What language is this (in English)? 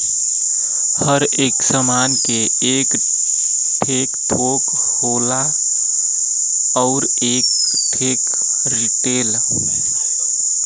Bhojpuri